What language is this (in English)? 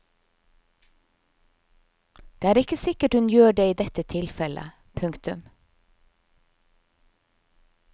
Norwegian